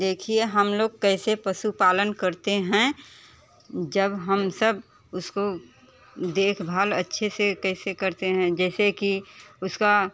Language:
Hindi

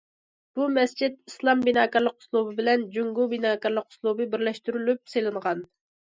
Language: Uyghur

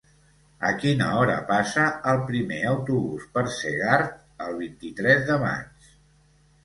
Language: Catalan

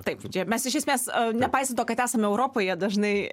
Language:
Lithuanian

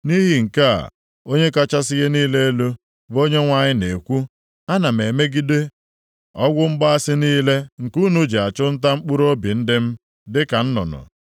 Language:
Igbo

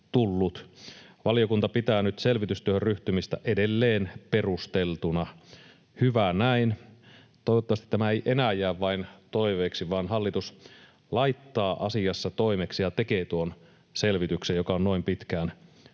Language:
Finnish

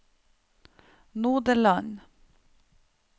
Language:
Norwegian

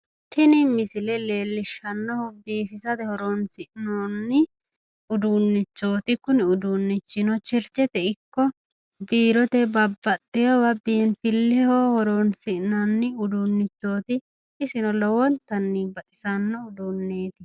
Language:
Sidamo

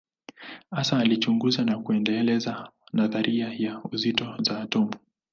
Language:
Swahili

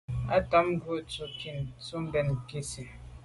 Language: Medumba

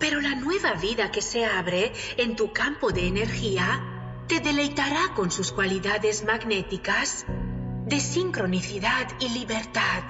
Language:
Spanish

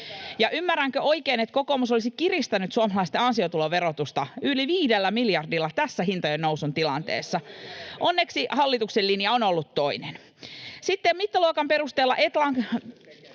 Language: Finnish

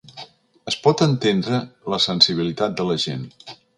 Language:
Catalan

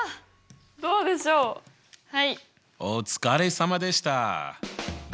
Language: Japanese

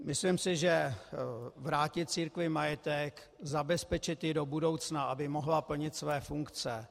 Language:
Czech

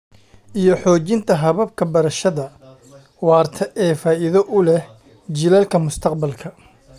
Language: Somali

